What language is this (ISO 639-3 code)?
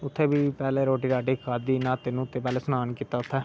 doi